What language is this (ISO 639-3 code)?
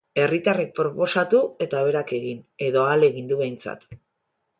eus